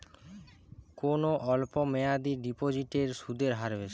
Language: Bangla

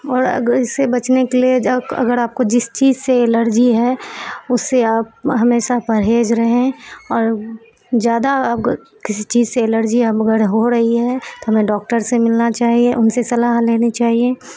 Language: Urdu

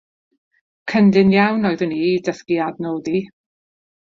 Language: Welsh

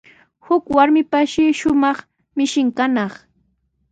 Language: Sihuas Ancash Quechua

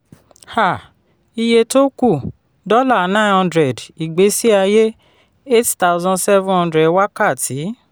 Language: Yoruba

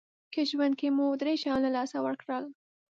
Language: Pashto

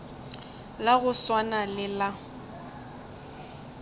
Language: Northern Sotho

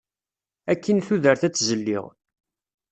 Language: Kabyle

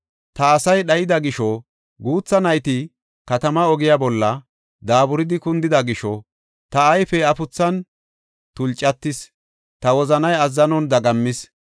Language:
Gofa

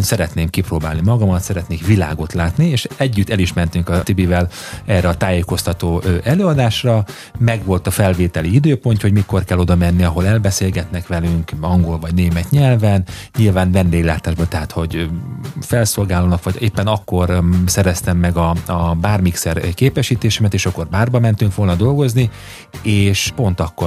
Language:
Hungarian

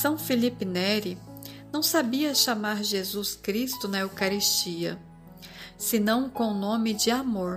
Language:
Portuguese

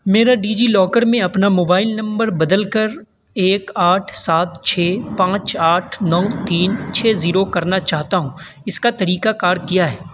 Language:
Urdu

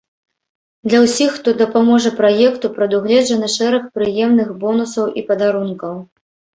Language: Belarusian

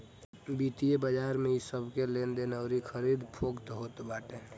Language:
Bhojpuri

